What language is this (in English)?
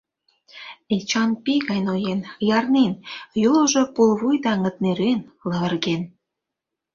Mari